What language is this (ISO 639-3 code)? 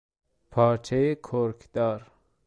fas